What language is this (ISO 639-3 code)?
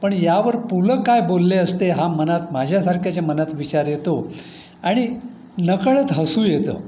mar